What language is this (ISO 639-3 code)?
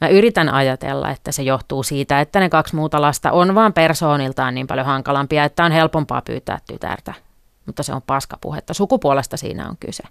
fin